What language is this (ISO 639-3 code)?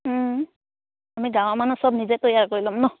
asm